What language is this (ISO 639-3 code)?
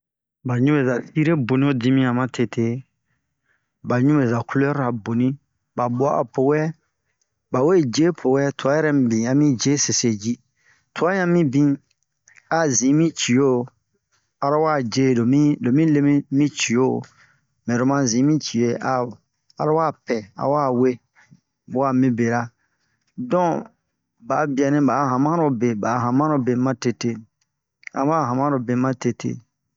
bmq